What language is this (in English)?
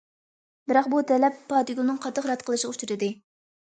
Uyghur